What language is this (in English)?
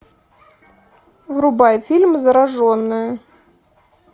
Russian